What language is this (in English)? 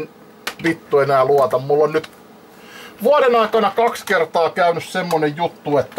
Finnish